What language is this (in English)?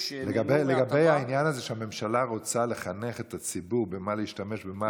Hebrew